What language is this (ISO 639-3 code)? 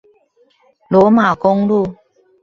zho